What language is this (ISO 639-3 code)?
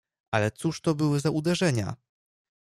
pol